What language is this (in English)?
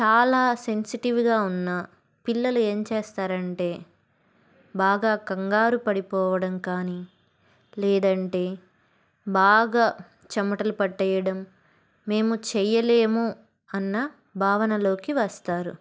Telugu